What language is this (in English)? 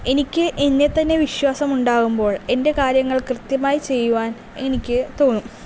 Malayalam